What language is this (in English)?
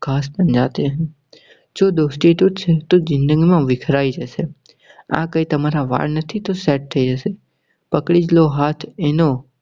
Gujarati